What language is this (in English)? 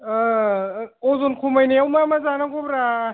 Bodo